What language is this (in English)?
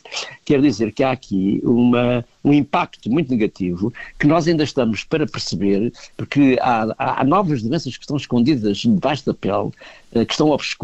Portuguese